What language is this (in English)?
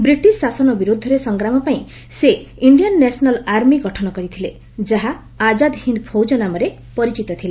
Odia